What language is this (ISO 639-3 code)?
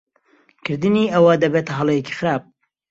ckb